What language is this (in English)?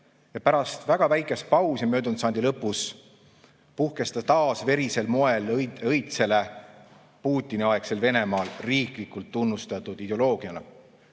Estonian